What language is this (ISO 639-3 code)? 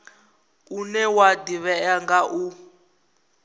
ven